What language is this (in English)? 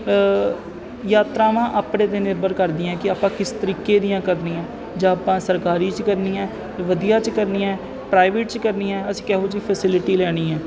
Punjabi